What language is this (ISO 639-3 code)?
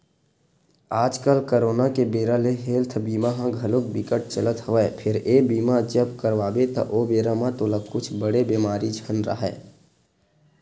hne